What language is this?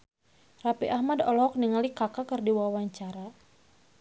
Sundanese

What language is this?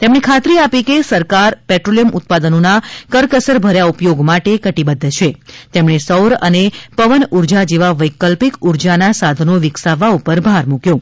Gujarati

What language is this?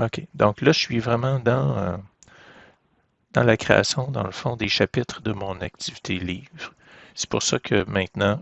French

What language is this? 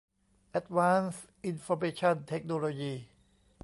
Thai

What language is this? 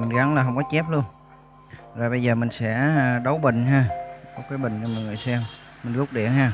Vietnamese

